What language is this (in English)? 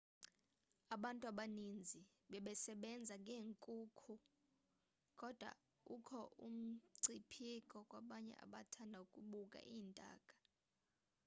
Xhosa